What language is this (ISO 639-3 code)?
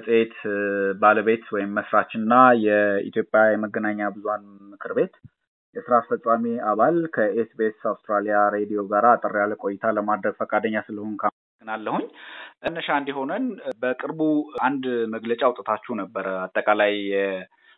amh